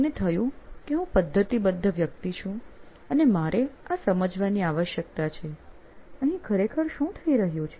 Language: Gujarati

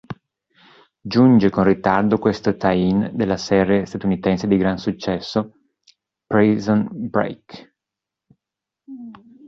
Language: Italian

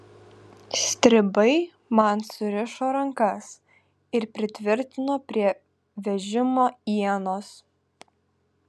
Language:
Lithuanian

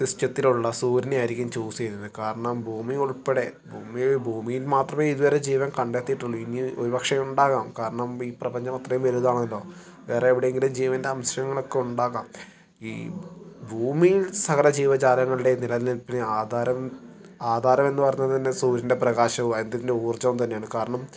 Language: Malayalam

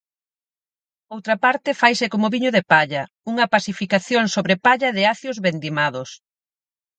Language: Galician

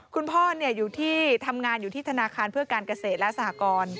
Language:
Thai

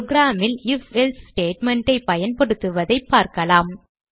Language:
Tamil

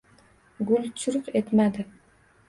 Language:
Uzbek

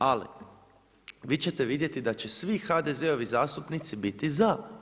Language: Croatian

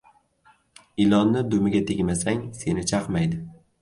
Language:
Uzbek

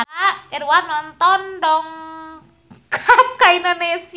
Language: Sundanese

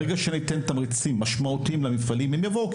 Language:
Hebrew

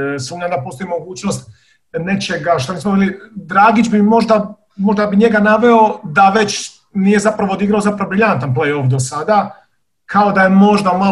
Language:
Croatian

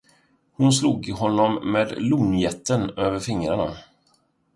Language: Swedish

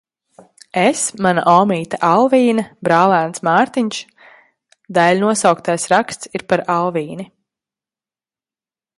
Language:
Latvian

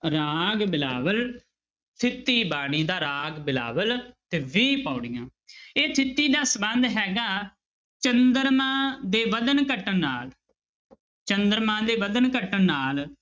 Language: Punjabi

